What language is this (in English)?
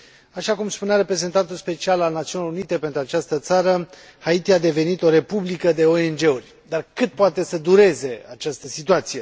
Romanian